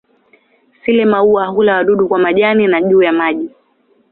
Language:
Swahili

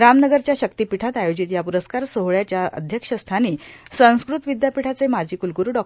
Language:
Marathi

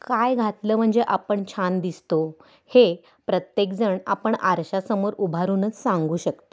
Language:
Marathi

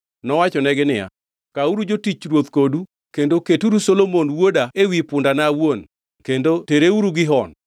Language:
Luo (Kenya and Tanzania)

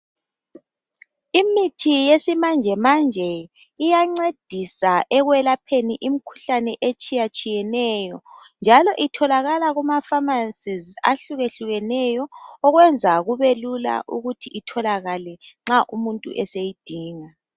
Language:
North Ndebele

